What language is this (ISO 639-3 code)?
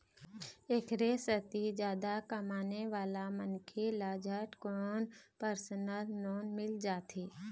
hne